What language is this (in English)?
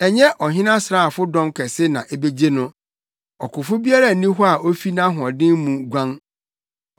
Akan